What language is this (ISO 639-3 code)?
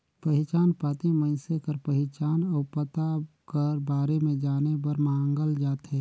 hne